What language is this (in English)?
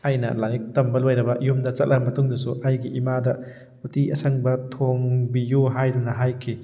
Manipuri